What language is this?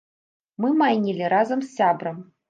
Belarusian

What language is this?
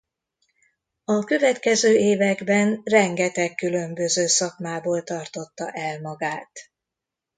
Hungarian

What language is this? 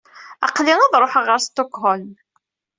Kabyle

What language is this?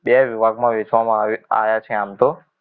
Gujarati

